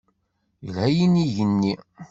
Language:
Kabyle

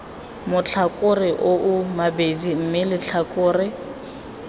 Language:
Tswana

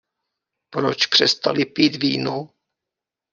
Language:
Czech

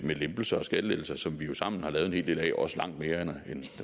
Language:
Danish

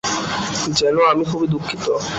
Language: Bangla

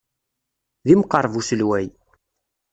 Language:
Kabyle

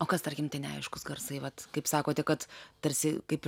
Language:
Lithuanian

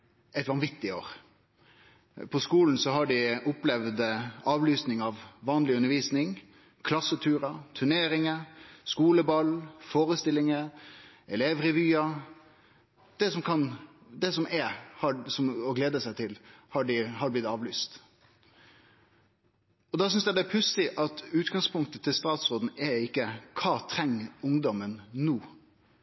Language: Norwegian Nynorsk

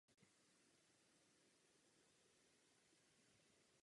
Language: Czech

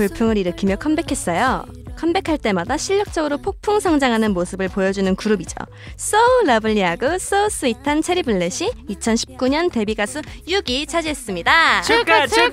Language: Korean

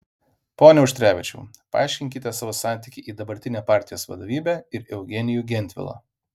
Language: Lithuanian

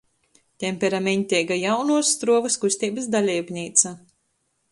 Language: Latgalian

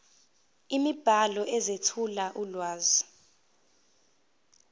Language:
Zulu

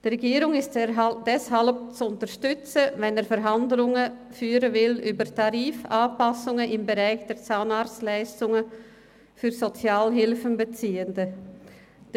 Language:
Swiss German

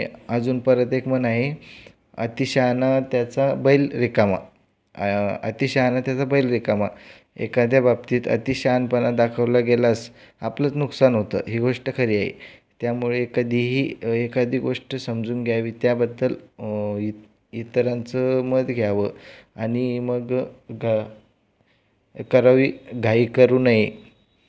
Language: Marathi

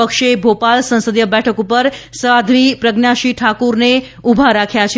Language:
Gujarati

